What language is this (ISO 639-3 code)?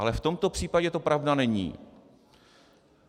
ces